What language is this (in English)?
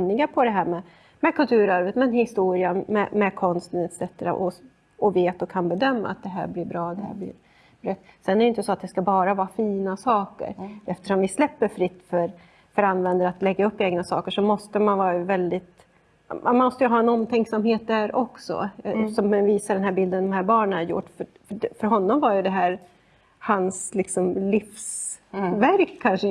Swedish